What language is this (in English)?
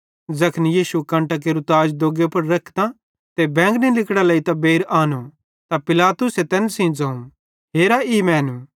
Bhadrawahi